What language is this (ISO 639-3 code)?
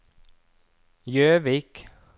nor